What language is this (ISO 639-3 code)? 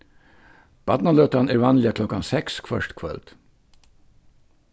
fao